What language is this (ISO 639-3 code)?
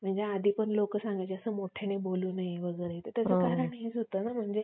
mar